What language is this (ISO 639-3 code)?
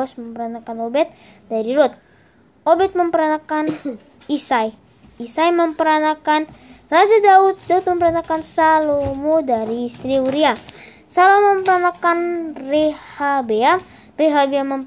ind